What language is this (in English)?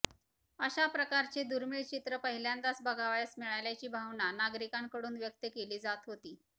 Marathi